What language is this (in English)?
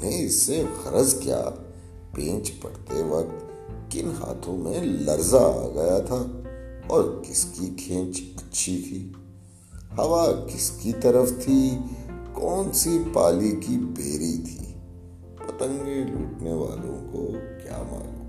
Urdu